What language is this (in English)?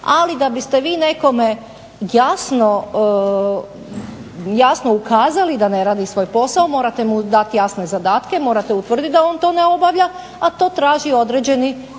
Croatian